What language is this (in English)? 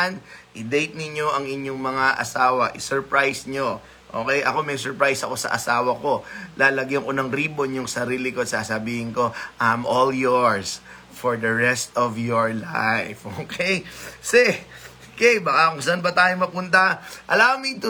Filipino